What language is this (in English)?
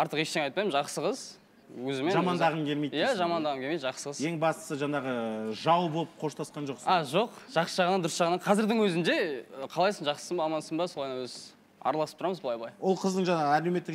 Russian